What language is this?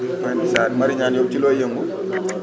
Wolof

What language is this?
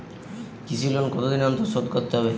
Bangla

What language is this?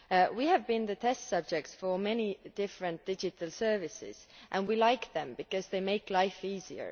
English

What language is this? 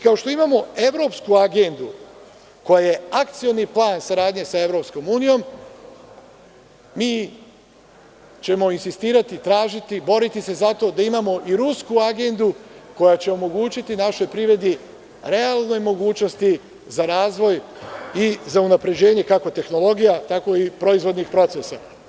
Serbian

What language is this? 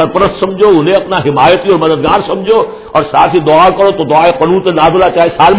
Urdu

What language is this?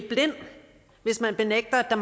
Danish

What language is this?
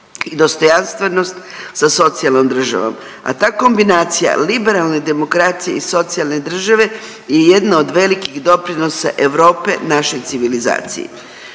Croatian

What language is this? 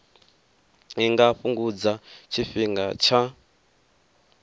Venda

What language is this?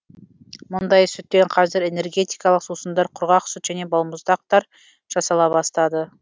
Kazakh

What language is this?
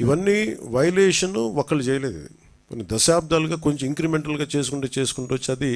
Telugu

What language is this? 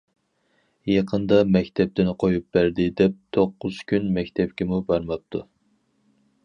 Uyghur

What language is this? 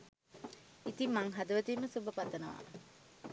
Sinhala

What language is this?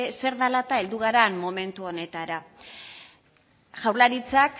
Basque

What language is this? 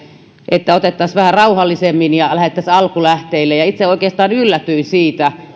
Finnish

